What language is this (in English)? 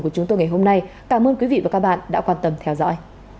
Vietnamese